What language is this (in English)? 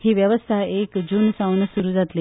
Konkani